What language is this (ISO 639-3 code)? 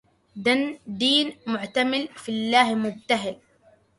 ara